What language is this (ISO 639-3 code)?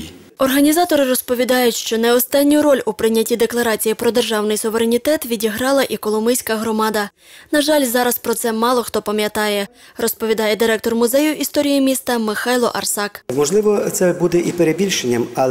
ukr